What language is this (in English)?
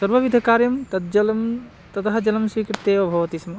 Sanskrit